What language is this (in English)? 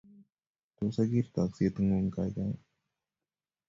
Kalenjin